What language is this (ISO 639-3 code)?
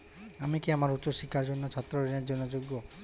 ben